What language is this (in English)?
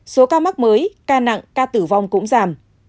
Vietnamese